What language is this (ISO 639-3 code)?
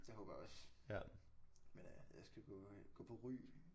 dan